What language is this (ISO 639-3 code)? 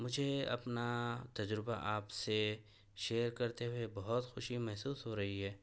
urd